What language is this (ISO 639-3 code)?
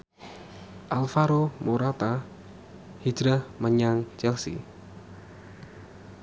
jav